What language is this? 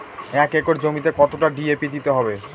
Bangla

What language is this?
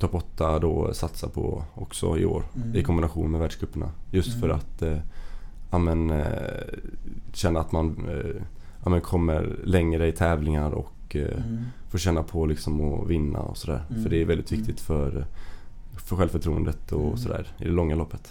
Swedish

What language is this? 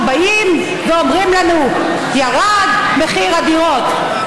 Hebrew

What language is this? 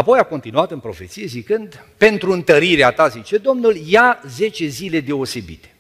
Romanian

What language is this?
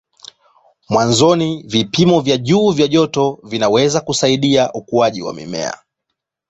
Swahili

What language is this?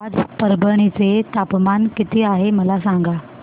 Marathi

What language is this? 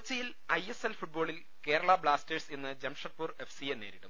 Malayalam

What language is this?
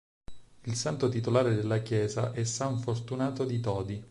Italian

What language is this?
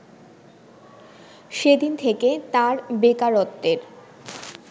Bangla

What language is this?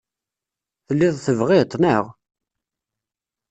Kabyle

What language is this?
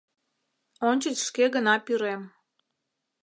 Mari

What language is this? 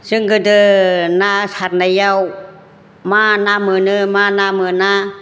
Bodo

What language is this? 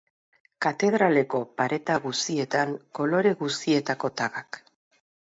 Basque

